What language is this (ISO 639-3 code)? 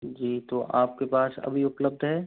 hin